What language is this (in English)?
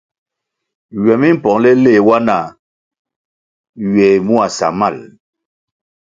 Kwasio